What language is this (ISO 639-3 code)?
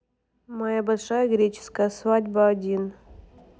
rus